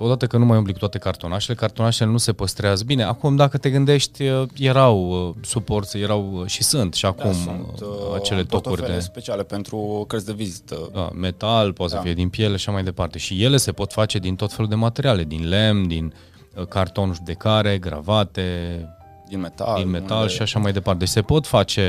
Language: Romanian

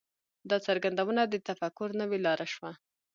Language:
Pashto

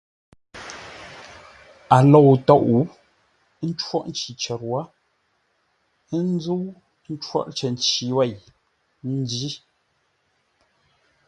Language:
Ngombale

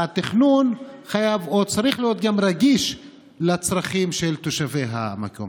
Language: Hebrew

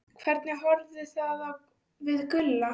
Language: Icelandic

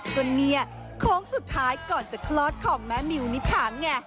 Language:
Thai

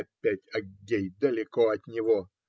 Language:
Russian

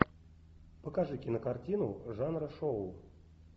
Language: Russian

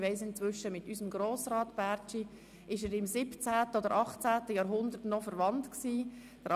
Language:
Swiss German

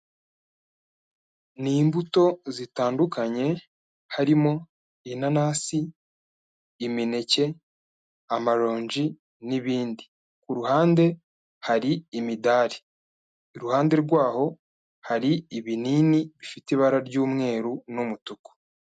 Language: Kinyarwanda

